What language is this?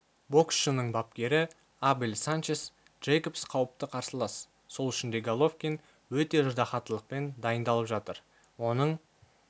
Kazakh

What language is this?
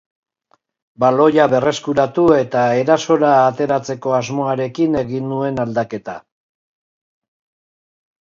Basque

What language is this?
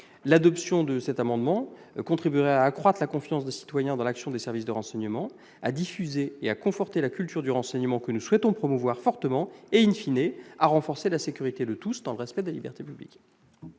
French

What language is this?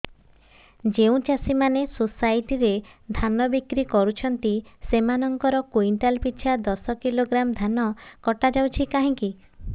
Odia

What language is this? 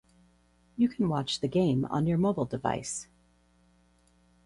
English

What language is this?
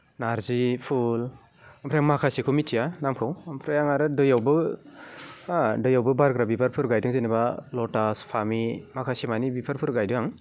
Bodo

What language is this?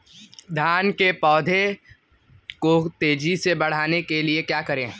Hindi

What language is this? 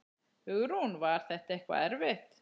Icelandic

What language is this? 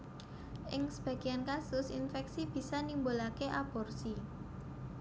Javanese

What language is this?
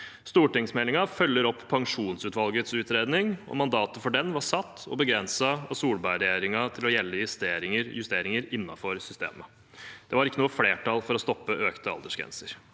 Norwegian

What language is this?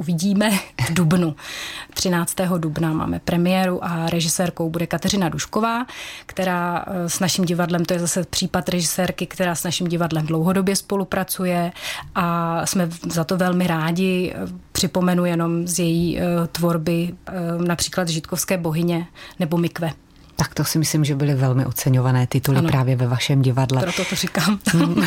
Czech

